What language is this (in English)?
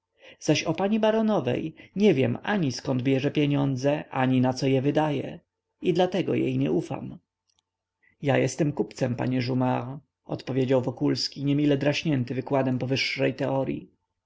Polish